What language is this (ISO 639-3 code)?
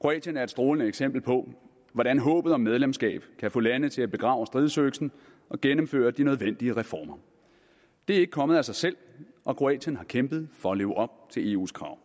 dan